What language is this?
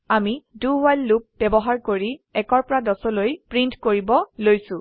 Assamese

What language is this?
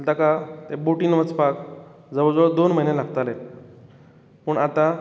Konkani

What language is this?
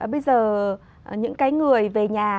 Vietnamese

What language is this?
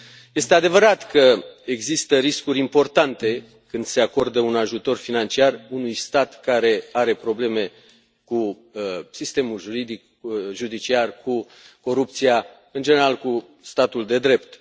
Romanian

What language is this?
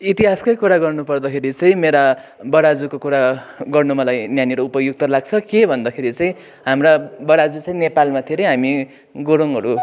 Nepali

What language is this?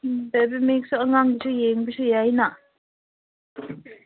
Manipuri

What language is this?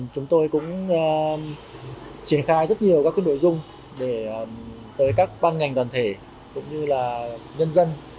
Vietnamese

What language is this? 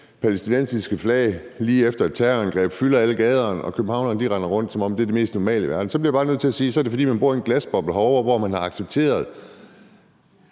Danish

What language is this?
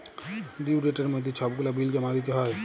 Bangla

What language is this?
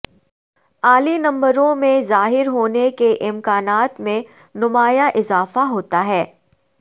Urdu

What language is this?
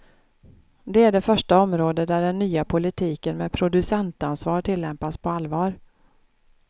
Swedish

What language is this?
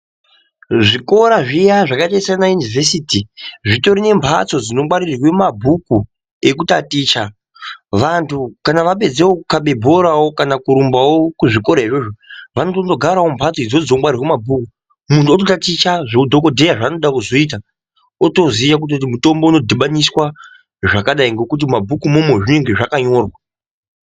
Ndau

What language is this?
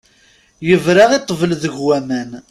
Kabyle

